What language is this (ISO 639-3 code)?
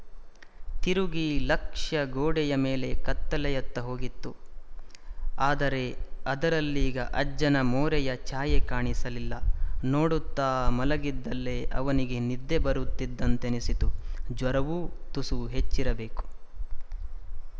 kan